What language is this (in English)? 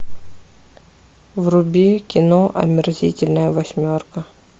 Russian